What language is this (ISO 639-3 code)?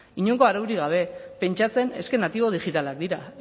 eus